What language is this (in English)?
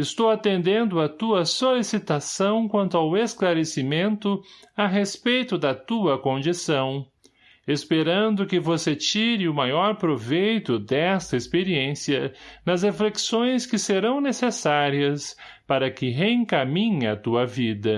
Portuguese